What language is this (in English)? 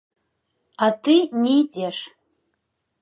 Belarusian